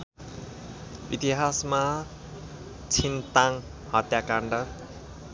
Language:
Nepali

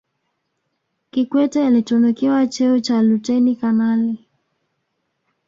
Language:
Swahili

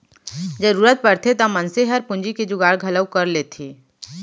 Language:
Chhattisgarhi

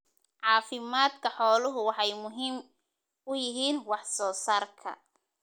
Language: Somali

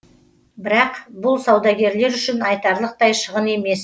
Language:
Kazakh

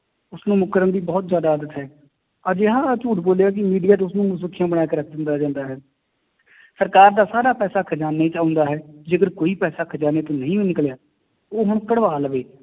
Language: Punjabi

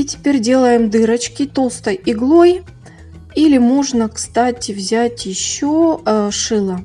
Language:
Russian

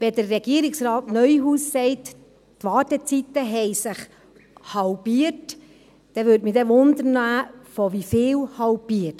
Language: Swiss German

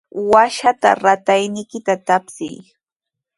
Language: Sihuas Ancash Quechua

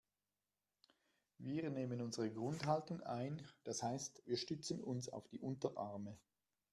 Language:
German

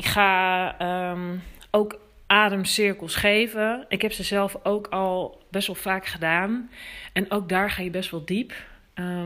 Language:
Dutch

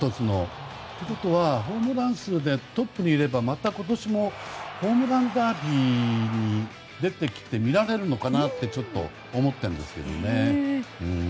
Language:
Japanese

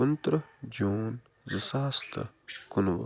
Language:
Kashmiri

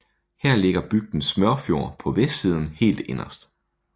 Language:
Danish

